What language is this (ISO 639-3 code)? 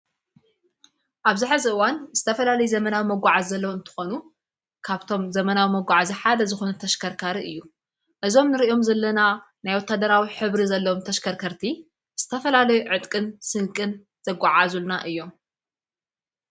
tir